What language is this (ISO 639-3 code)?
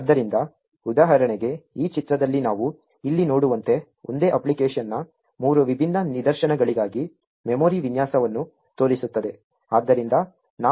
kan